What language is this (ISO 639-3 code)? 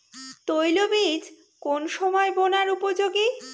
ben